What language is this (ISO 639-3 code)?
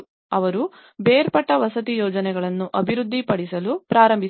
kan